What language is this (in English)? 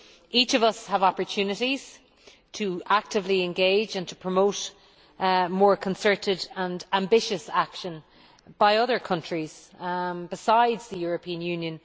English